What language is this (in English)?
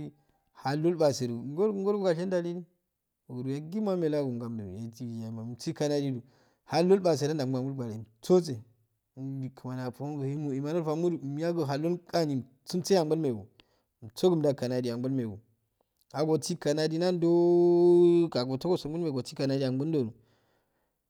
Afade